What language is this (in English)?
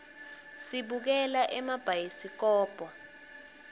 Swati